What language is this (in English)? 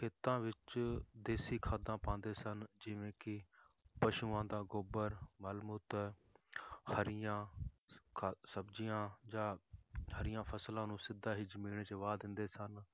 Punjabi